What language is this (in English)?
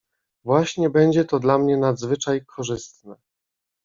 Polish